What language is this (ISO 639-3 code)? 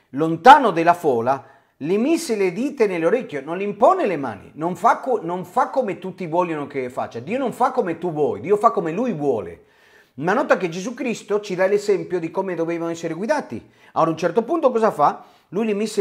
ita